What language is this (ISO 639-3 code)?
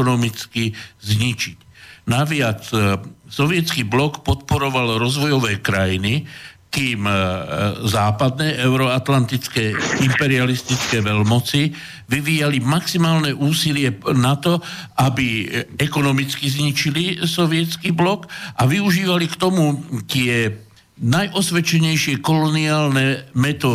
slk